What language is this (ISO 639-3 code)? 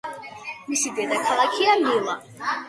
kat